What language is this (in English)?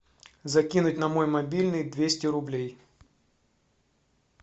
Russian